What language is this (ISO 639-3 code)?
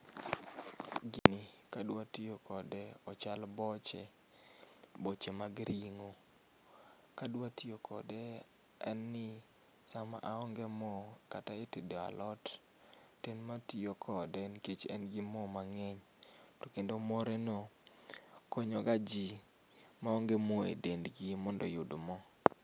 luo